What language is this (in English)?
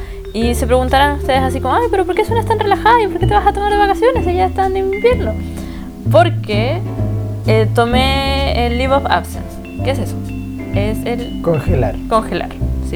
Spanish